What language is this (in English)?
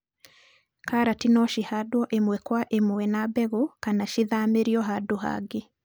Kikuyu